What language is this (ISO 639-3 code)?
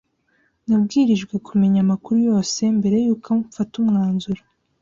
kin